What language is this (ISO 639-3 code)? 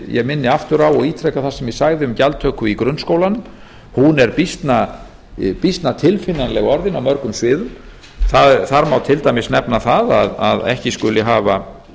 isl